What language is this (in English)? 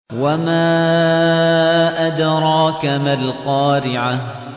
Arabic